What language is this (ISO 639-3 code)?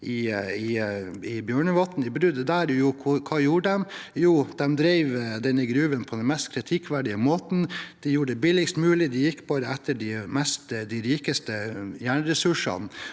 nor